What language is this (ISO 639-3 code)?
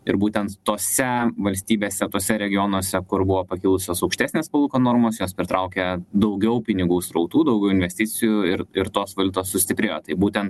lit